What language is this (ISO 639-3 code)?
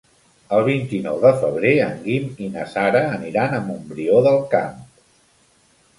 cat